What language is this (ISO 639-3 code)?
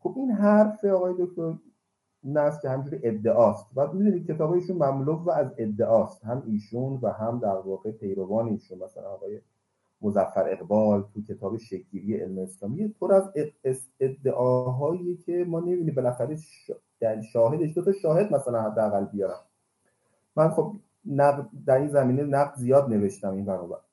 fas